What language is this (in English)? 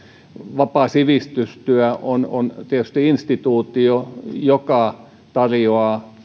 Finnish